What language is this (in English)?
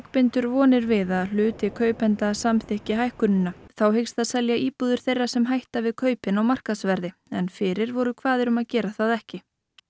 Icelandic